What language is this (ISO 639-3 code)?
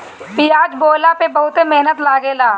bho